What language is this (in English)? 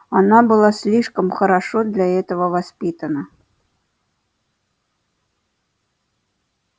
Russian